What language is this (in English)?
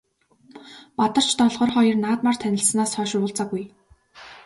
Mongolian